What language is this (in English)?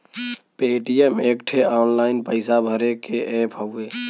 Bhojpuri